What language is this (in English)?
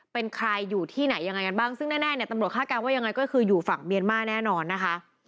Thai